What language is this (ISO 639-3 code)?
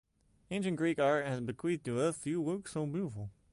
eng